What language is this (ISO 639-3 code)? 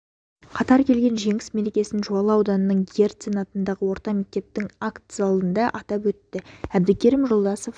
kaz